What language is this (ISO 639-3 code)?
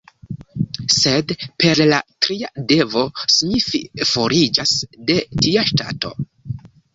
epo